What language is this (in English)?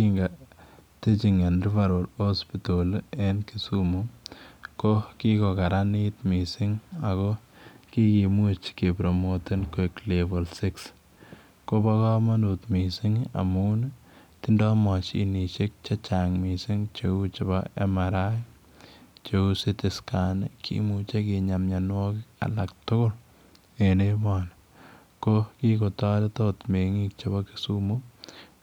Kalenjin